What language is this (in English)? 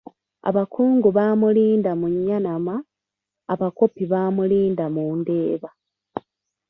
Ganda